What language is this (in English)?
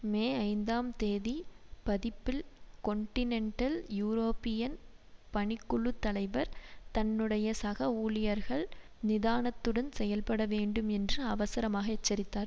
Tamil